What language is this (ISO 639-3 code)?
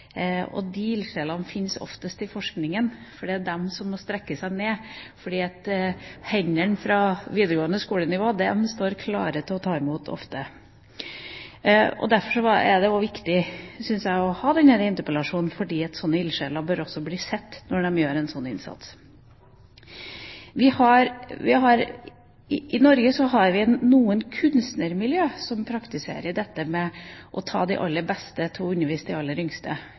nob